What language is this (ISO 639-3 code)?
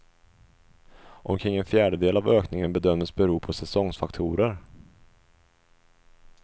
swe